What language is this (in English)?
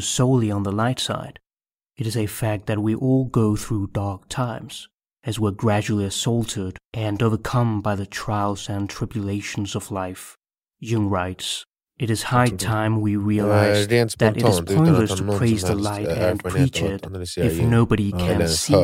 Swedish